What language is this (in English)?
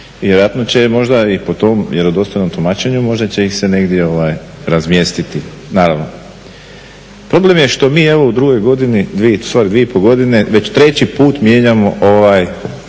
Croatian